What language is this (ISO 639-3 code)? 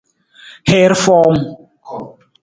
nmz